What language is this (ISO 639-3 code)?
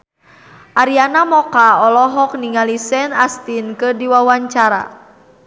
sun